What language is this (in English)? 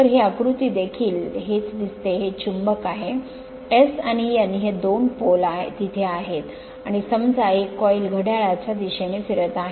Marathi